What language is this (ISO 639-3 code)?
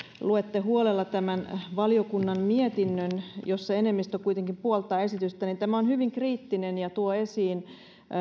fin